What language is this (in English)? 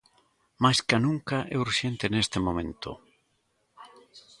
Galician